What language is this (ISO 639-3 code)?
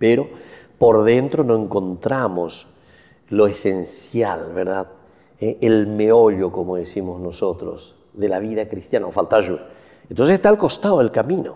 spa